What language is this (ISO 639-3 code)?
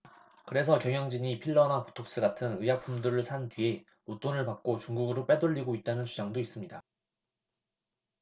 kor